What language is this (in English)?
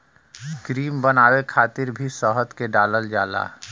Bhojpuri